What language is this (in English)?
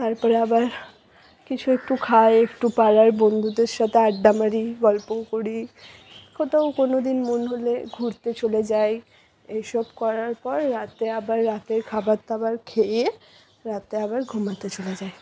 Bangla